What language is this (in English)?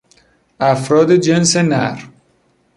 Persian